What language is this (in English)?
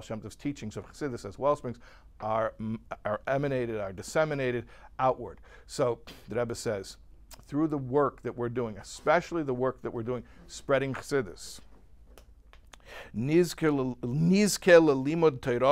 English